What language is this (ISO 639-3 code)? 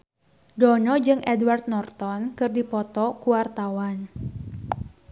sun